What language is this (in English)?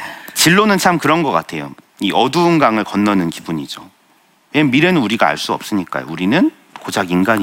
Korean